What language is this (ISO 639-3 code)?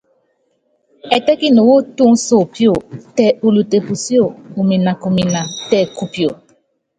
yav